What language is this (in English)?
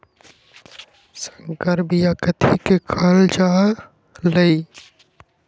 Magahi